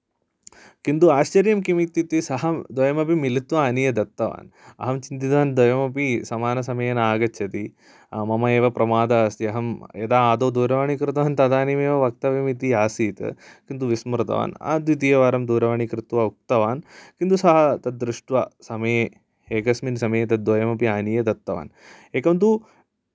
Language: Sanskrit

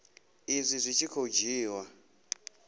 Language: Venda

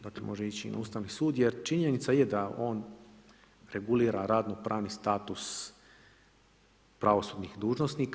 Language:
Croatian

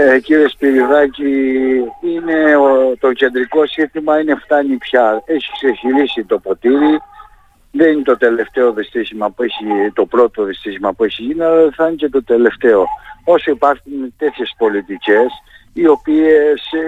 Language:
Greek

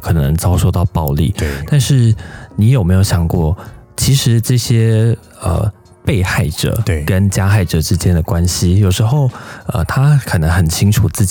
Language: Chinese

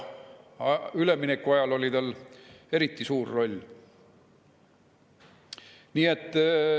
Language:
Estonian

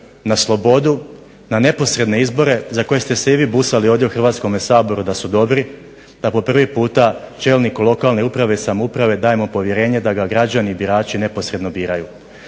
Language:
Croatian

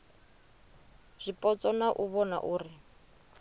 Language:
Venda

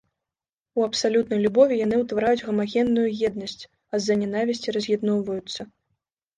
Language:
Belarusian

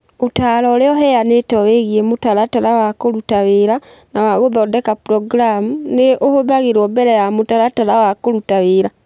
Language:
Kikuyu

